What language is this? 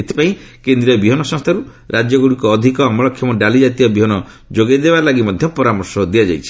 Odia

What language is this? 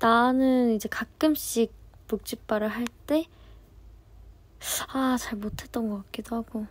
Korean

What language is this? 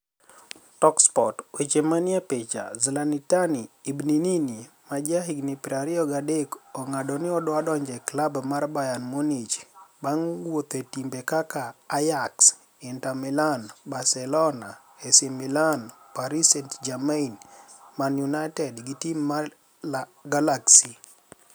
Luo (Kenya and Tanzania)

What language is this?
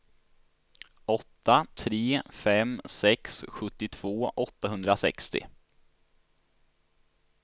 Swedish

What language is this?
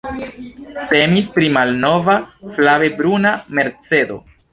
Esperanto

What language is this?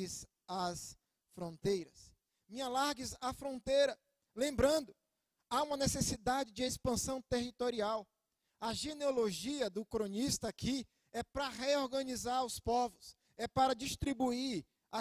Portuguese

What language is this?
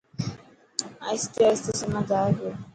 Dhatki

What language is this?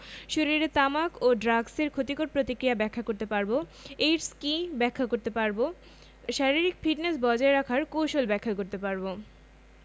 Bangla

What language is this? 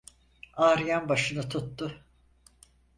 Turkish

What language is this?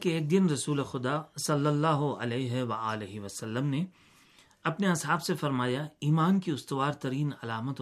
Urdu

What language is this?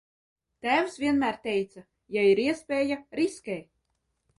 Latvian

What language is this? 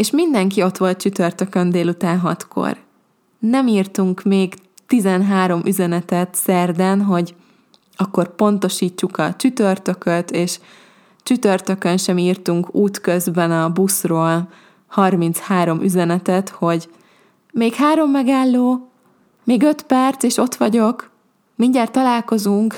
Hungarian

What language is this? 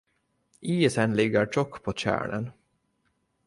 Swedish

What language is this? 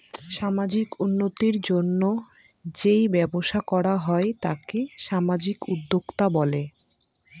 Bangla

